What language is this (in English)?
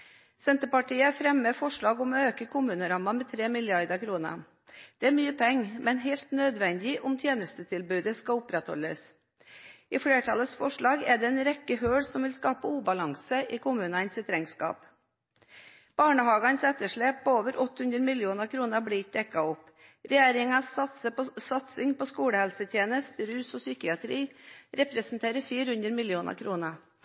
Norwegian Bokmål